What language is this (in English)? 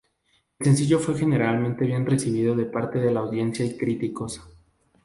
Spanish